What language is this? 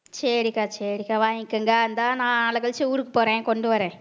Tamil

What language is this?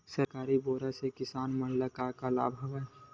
Chhattisgarhi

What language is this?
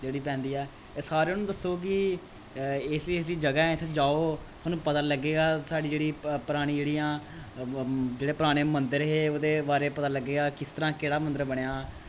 Dogri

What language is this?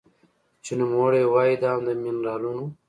Pashto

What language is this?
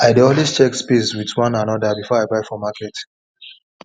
Nigerian Pidgin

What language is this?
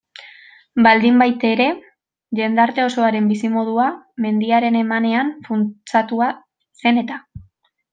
Basque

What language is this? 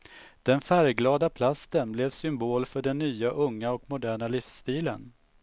Swedish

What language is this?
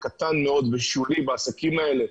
Hebrew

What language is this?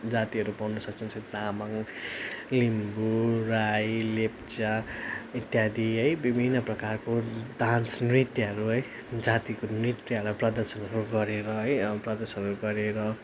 Nepali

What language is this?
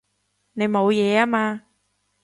Cantonese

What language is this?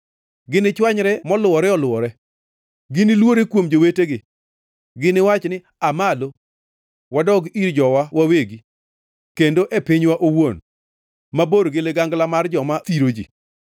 Luo (Kenya and Tanzania)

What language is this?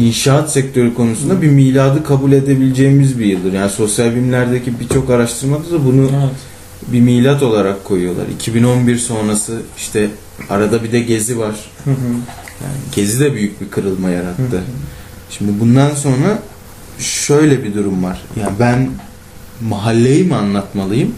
Turkish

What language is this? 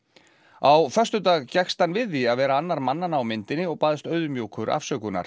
Icelandic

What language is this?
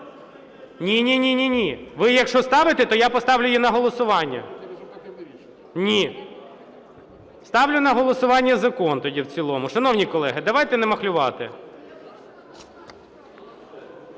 Ukrainian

